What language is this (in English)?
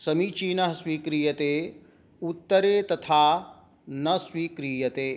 Sanskrit